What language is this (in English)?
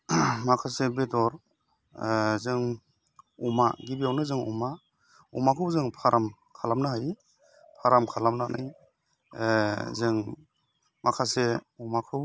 Bodo